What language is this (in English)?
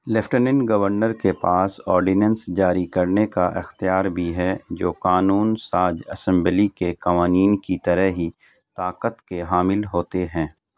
Urdu